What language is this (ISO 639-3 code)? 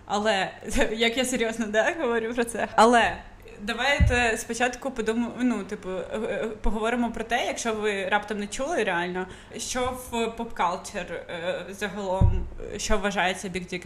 ukr